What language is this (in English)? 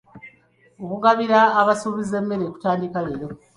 Ganda